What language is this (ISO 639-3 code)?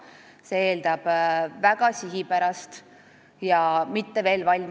est